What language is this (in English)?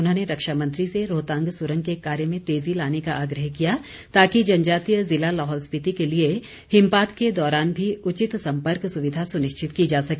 Hindi